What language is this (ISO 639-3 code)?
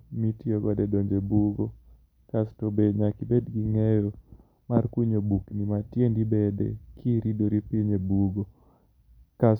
luo